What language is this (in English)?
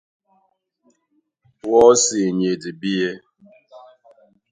Duala